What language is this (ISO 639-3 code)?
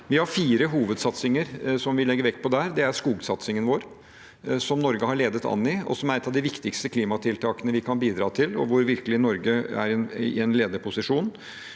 nor